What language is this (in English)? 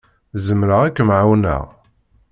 Kabyle